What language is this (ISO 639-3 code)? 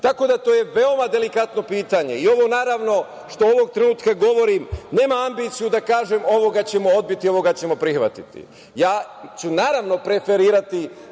srp